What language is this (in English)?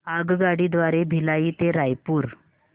Marathi